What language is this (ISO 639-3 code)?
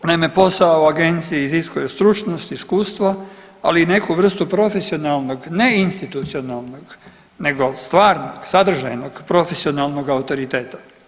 hrv